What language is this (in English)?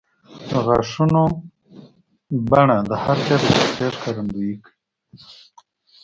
Pashto